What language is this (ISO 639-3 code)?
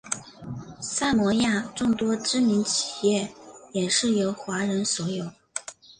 zho